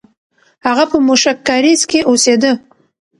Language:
Pashto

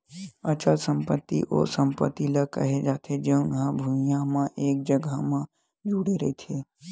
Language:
Chhattisgarhi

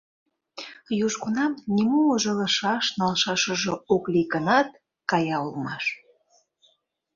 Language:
Mari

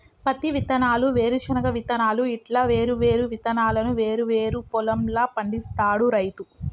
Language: Telugu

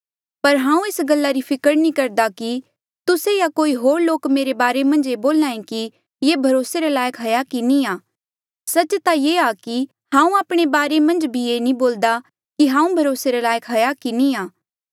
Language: Mandeali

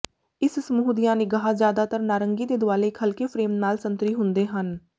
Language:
Punjabi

